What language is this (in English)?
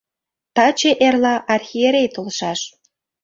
Mari